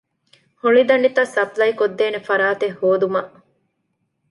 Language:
Divehi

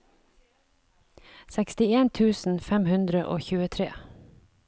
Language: Norwegian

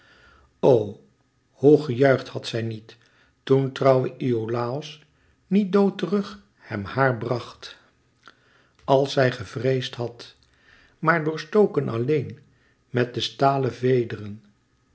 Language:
Dutch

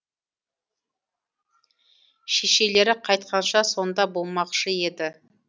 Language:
Kazakh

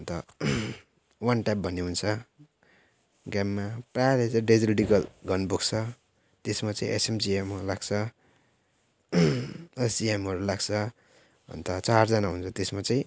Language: Nepali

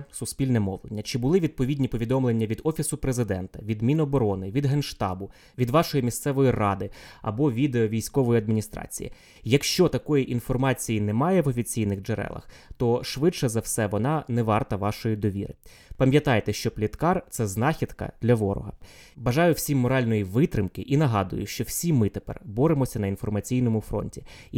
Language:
Ukrainian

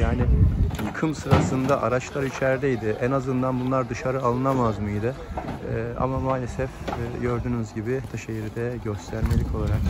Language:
Turkish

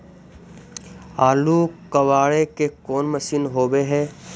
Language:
Magahi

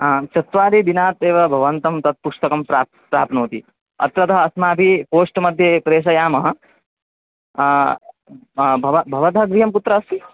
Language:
Sanskrit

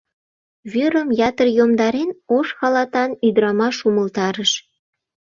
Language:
Mari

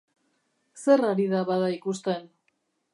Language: Basque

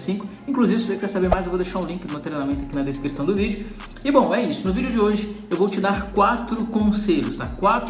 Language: Portuguese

